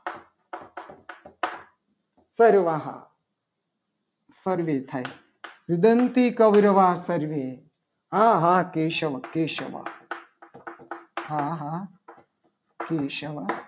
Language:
Gujarati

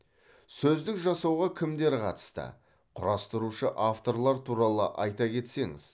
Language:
Kazakh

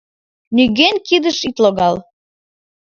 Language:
Mari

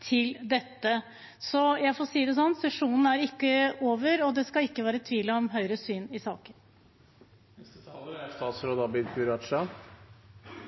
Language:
Norwegian Bokmål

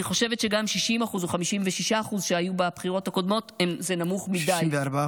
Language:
Hebrew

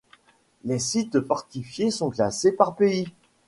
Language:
French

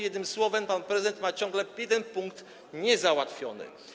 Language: Polish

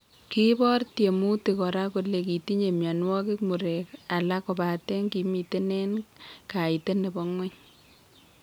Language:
Kalenjin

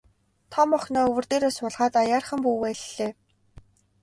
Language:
Mongolian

